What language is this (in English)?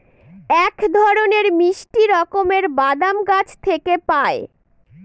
Bangla